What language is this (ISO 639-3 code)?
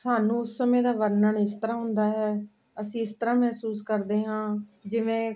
pan